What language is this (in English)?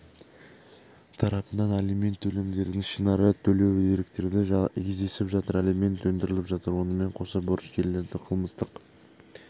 Kazakh